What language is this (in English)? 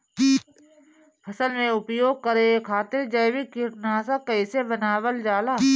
Bhojpuri